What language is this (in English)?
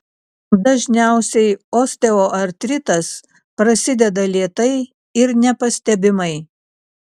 Lithuanian